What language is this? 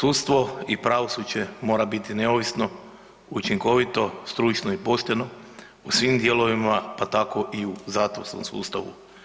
Croatian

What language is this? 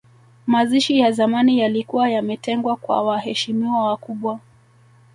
Swahili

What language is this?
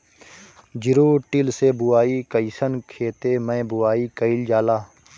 Bhojpuri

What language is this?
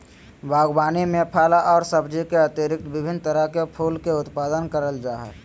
Magahi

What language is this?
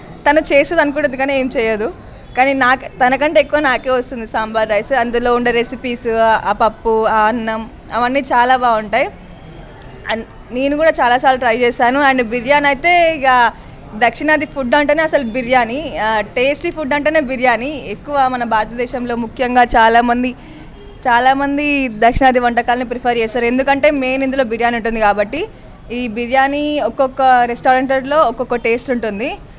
Telugu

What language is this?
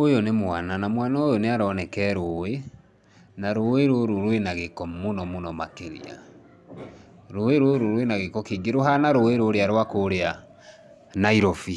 Kikuyu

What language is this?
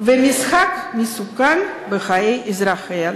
Hebrew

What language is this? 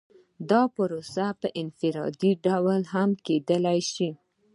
Pashto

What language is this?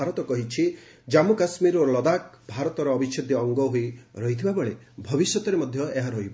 Odia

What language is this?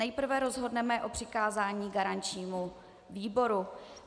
Czech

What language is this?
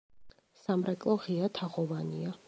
Georgian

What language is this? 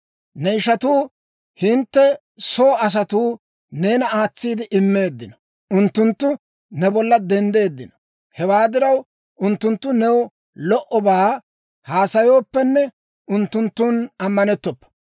Dawro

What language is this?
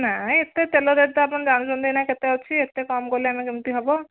Odia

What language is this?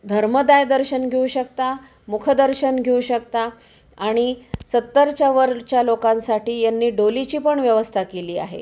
Marathi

